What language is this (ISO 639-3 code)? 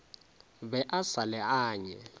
nso